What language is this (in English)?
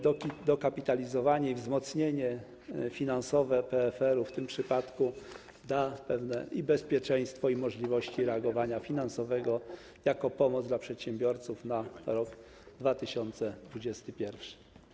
Polish